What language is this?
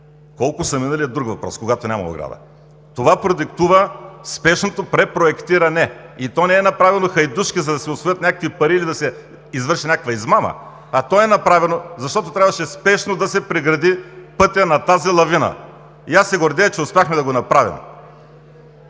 Bulgarian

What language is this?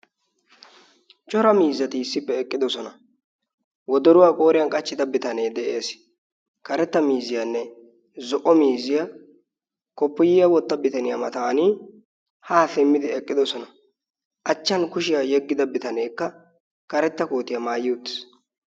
Wolaytta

